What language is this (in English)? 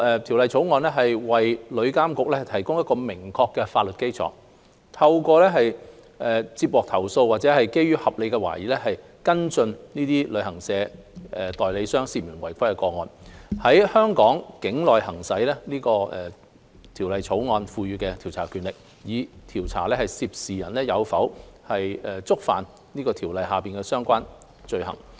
Cantonese